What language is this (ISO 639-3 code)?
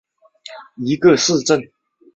zho